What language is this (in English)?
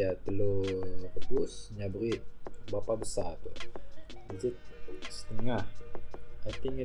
Malay